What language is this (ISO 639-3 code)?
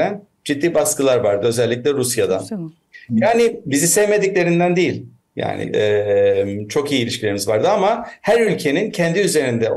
tur